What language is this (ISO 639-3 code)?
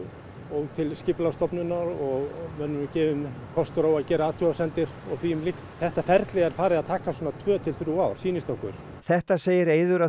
isl